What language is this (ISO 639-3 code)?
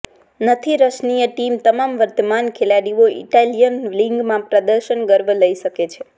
guj